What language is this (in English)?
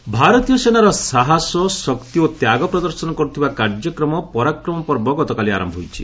Odia